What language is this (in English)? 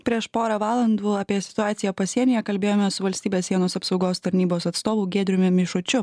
Lithuanian